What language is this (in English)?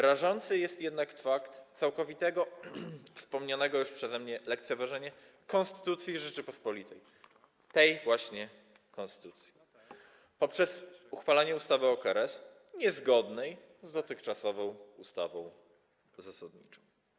Polish